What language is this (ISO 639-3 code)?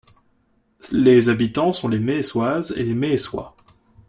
fra